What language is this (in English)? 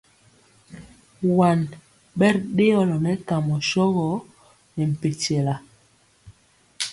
Mpiemo